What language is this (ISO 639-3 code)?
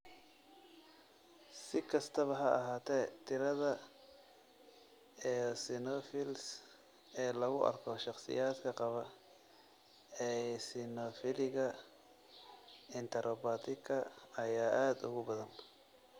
som